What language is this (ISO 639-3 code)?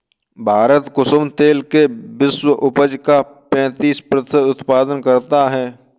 hin